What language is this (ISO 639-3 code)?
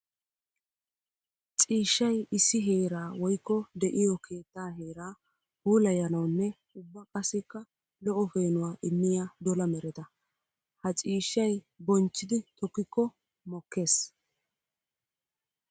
wal